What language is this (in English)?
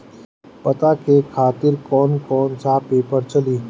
Bhojpuri